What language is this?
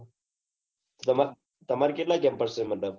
Gujarati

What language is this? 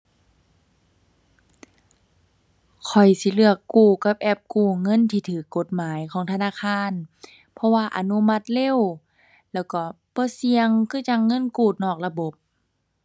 Thai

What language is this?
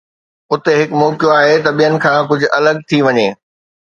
Sindhi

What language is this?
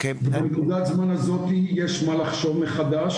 Hebrew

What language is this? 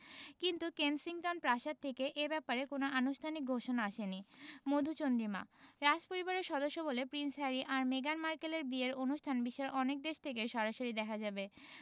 Bangla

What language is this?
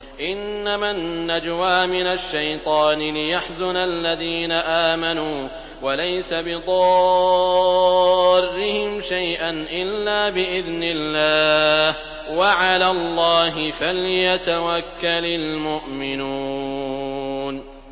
Arabic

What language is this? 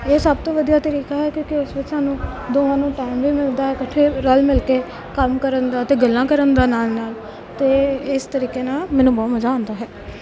Punjabi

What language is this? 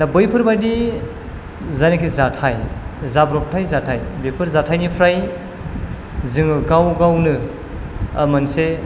Bodo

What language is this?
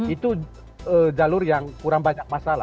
Indonesian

